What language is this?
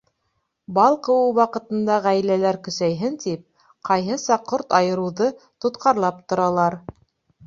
Bashkir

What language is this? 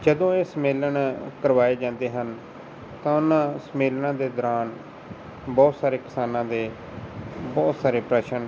Punjabi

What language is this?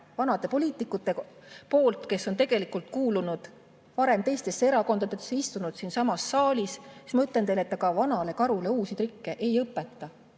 Estonian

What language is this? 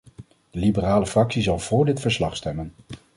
Dutch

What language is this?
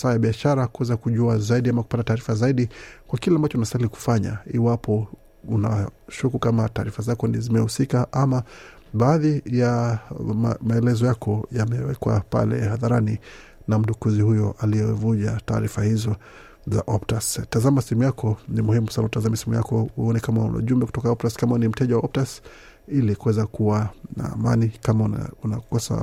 Swahili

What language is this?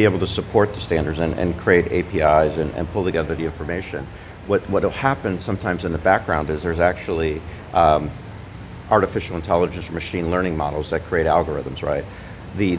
English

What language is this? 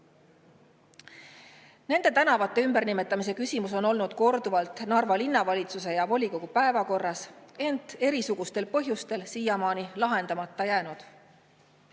Estonian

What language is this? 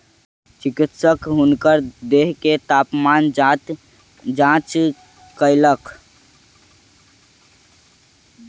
Maithili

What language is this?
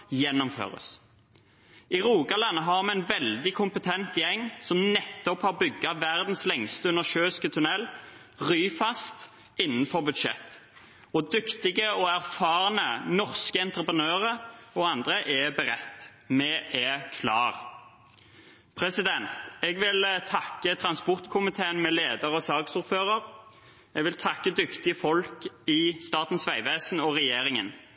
Norwegian Bokmål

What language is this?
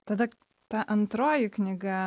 Lithuanian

